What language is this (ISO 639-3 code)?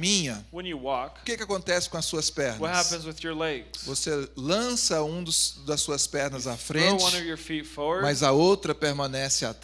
por